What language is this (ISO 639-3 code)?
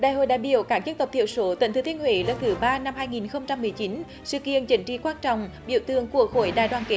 vie